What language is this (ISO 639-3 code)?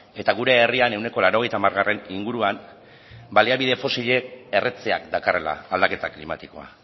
eus